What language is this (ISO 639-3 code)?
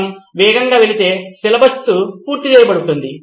tel